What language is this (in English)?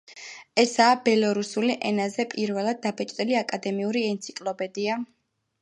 Georgian